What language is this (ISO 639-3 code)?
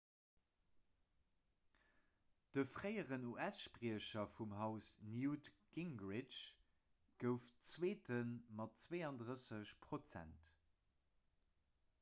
ltz